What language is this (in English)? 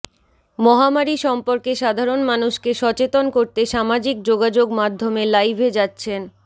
Bangla